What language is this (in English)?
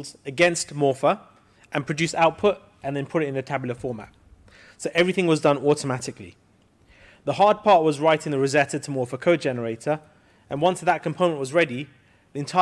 English